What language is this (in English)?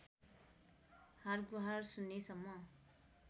Nepali